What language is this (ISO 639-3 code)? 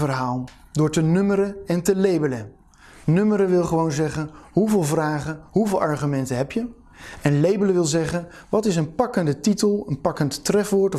nld